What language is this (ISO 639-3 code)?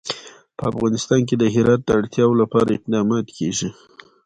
pus